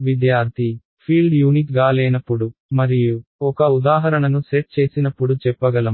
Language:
Telugu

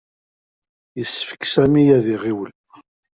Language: Kabyle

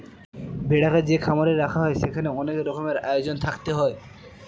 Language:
Bangla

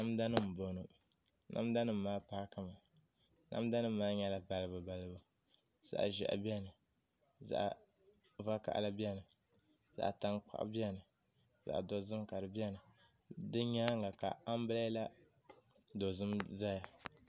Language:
Dagbani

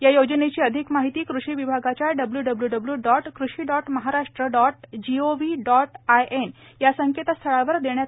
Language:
Marathi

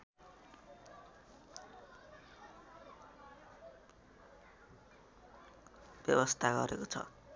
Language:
Nepali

